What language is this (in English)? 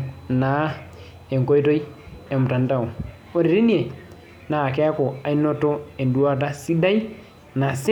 Masai